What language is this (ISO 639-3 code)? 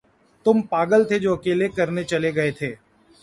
urd